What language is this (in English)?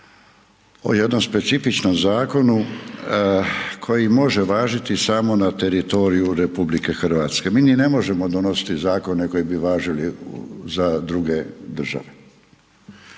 Croatian